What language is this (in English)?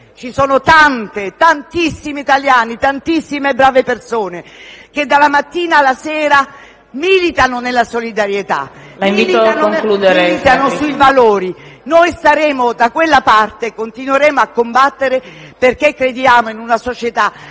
Italian